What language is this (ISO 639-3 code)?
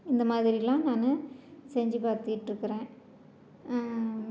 tam